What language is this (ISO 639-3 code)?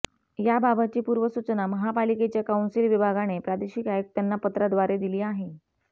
mar